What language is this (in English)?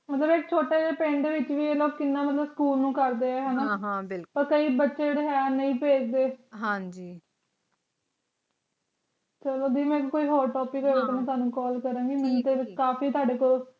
Punjabi